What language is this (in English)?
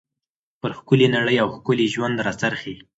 Pashto